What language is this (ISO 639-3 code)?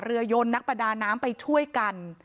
tha